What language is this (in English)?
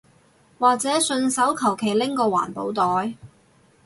Cantonese